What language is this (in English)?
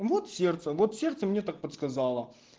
Russian